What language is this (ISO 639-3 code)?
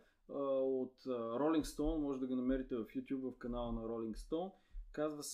bul